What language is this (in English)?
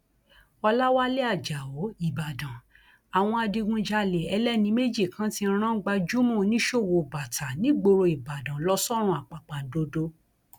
Yoruba